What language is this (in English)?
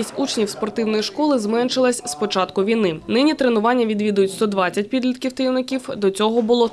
Ukrainian